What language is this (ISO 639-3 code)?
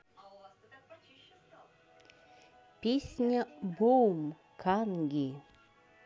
rus